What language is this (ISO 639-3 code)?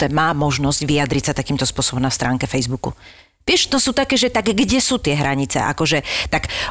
slk